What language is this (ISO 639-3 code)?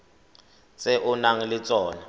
tsn